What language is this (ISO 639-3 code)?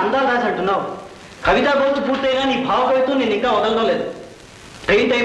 tel